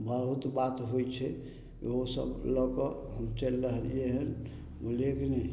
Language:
Maithili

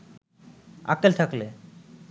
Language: Bangla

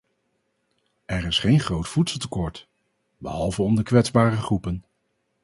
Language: Dutch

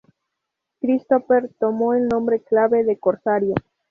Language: Spanish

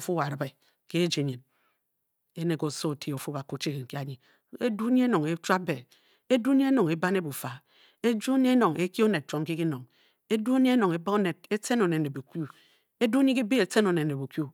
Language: Bokyi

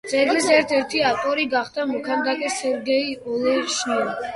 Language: Georgian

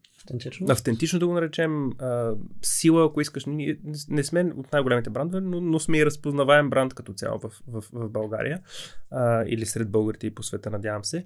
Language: Bulgarian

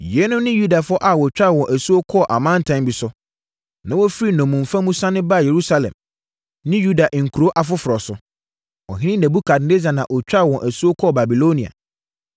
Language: Akan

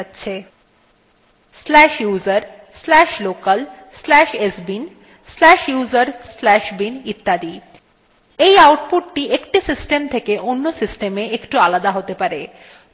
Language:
Bangla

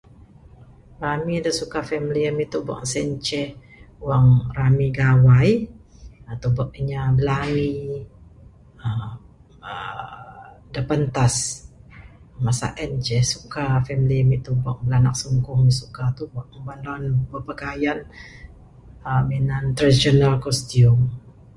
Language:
Bukar-Sadung Bidayuh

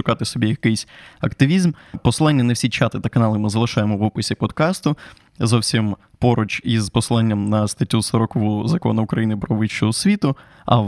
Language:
Ukrainian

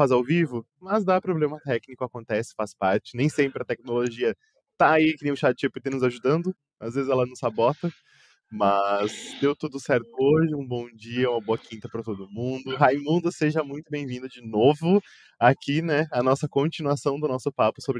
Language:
Portuguese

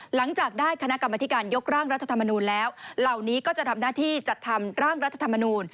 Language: Thai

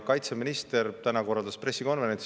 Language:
Estonian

